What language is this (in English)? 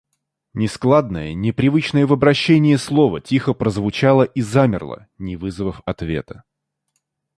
Russian